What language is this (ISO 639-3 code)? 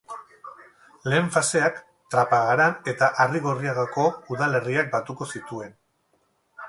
eus